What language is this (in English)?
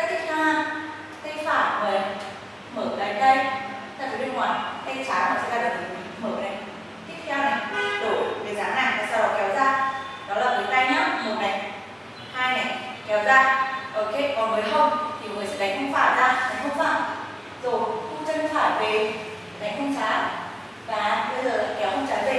Vietnamese